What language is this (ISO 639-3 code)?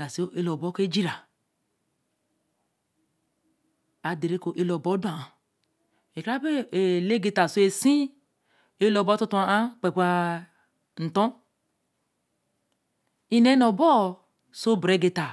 elm